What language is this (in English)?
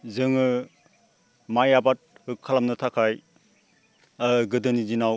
Bodo